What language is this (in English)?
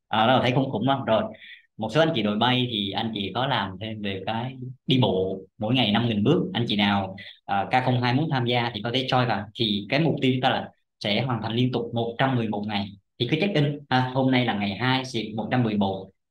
Vietnamese